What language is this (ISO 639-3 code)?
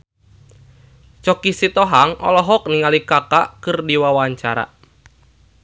sun